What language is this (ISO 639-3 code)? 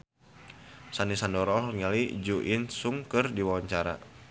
sun